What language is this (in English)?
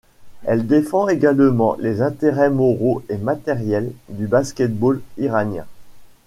French